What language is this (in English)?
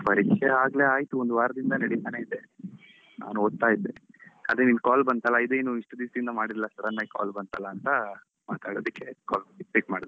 Kannada